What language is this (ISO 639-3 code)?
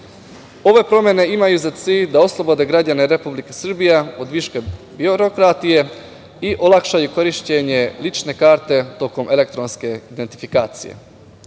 srp